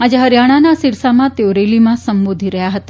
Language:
Gujarati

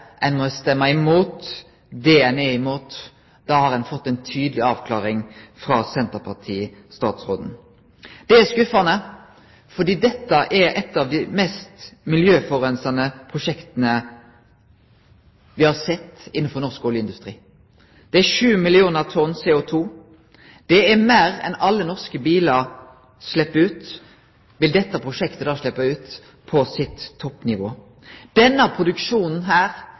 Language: Norwegian Nynorsk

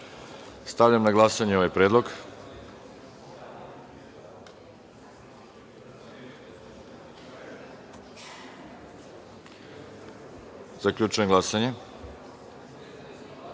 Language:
Serbian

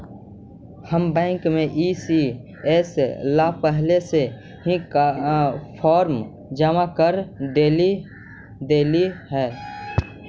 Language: Magahi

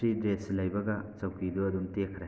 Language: Manipuri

